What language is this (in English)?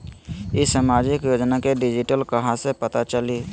Magahi